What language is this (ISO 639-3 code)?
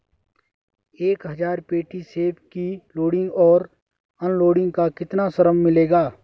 hin